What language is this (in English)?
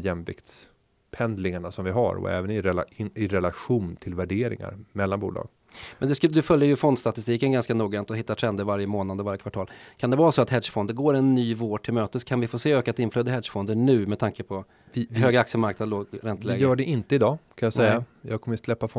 Swedish